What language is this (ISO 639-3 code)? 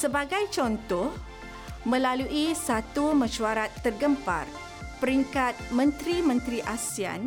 msa